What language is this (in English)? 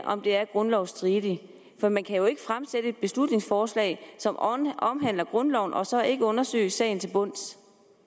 Danish